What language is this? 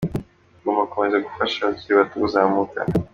Kinyarwanda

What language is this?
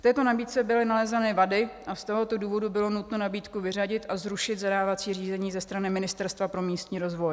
Czech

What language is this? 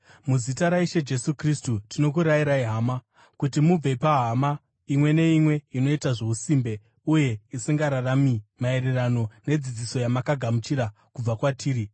Shona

